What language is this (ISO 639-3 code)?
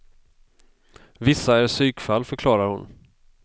swe